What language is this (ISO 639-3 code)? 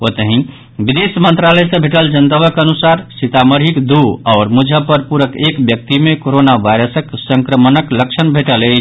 mai